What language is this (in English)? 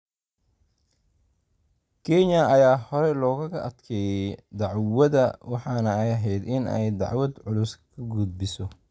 Somali